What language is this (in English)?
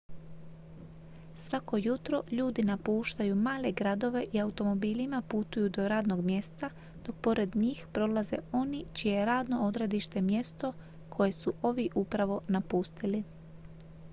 Croatian